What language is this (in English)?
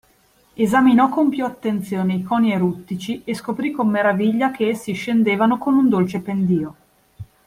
Italian